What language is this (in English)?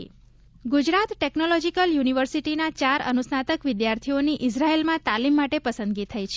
Gujarati